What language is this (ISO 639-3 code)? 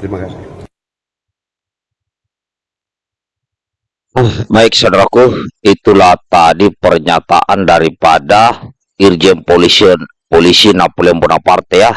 ind